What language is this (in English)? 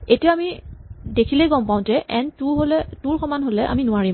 Assamese